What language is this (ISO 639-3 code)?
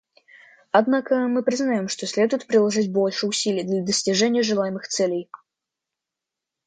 rus